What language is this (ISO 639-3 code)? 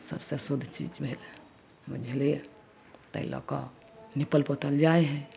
mai